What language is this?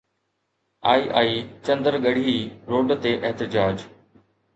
Sindhi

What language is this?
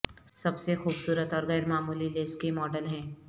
Urdu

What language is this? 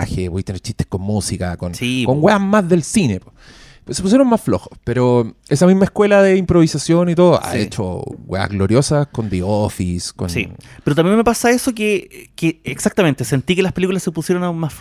Spanish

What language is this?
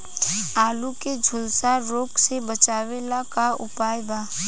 Bhojpuri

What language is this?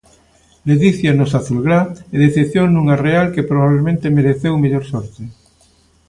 Galician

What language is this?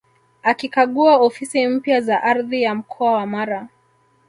Swahili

